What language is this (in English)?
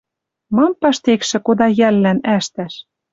Western Mari